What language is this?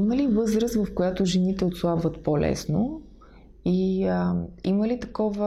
Bulgarian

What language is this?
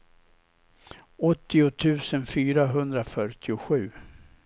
Swedish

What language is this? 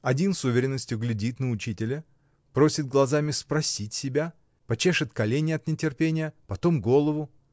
Russian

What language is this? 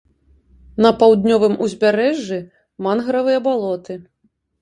Belarusian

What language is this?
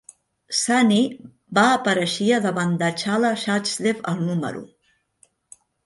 Catalan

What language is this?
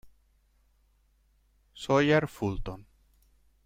Italian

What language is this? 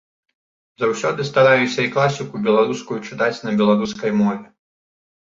Belarusian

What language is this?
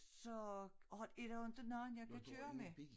Danish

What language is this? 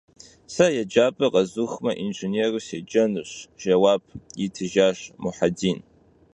Kabardian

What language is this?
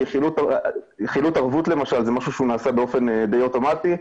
Hebrew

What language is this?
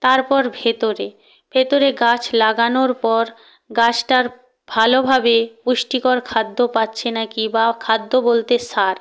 Bangla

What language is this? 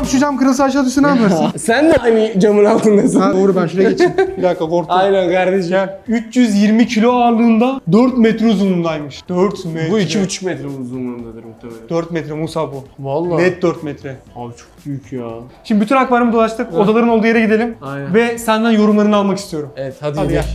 Turkish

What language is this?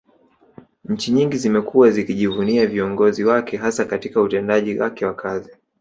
Swahili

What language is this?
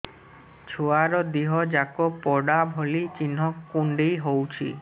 Odia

